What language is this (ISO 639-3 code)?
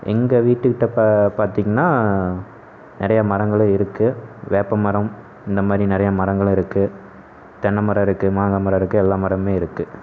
tam